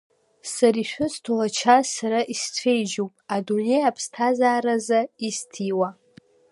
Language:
Abkhazian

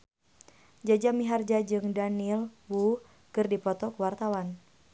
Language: Sundanese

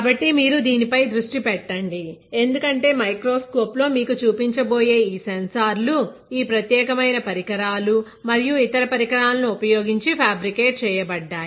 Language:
Telugu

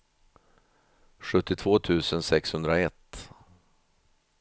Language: Swedish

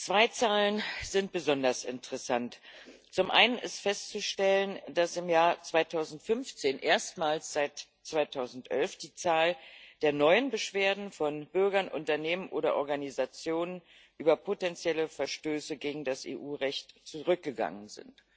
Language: German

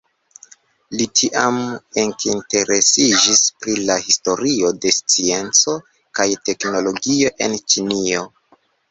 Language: Esperanto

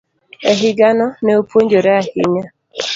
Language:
Luo (Kenya and Tanzania)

